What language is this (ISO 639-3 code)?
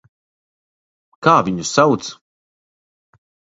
lav